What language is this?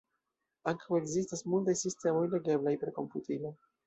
Esperanto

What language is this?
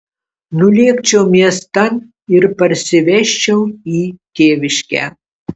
Lithuanian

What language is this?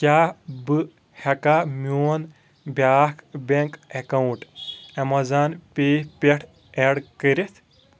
Kashmiri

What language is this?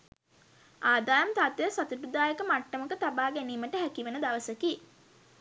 Sinhala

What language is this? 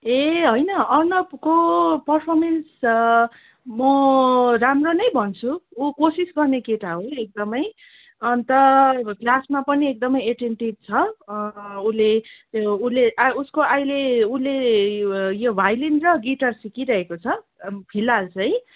Nepali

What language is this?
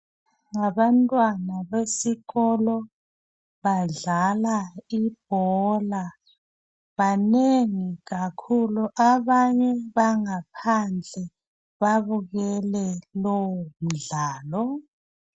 North Ndebele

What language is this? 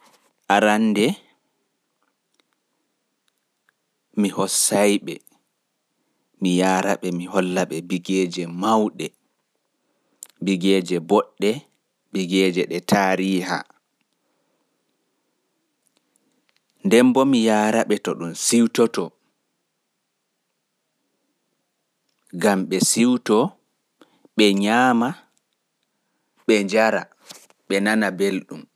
Pular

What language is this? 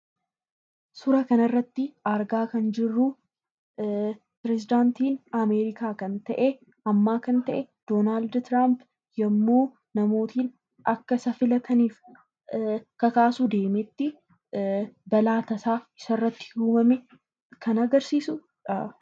Oromo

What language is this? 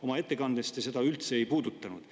Estonian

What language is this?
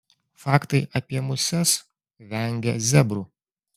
Lithuanian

